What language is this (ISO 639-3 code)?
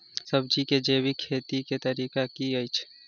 mai